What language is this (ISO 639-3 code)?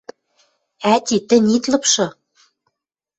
mrj